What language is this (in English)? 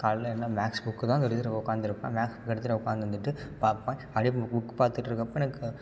Tamil